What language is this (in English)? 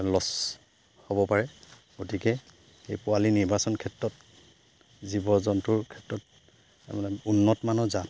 Assamese